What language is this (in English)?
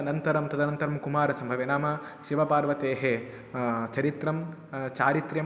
Sanskrit